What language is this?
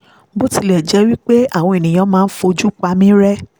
Yoruba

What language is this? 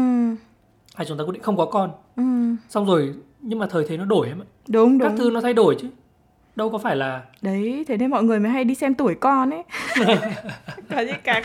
Vietnamese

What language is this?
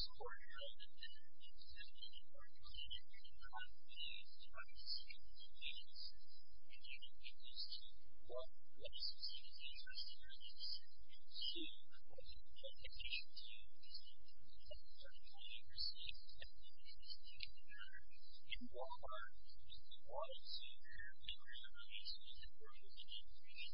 English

